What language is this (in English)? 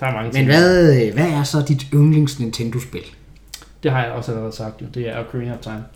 Danish